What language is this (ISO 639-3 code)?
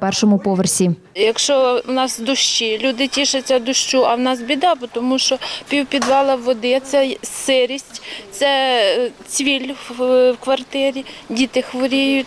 ukr